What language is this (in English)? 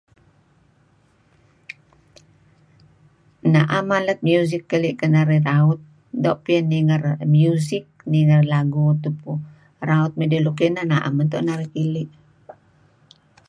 Kelabit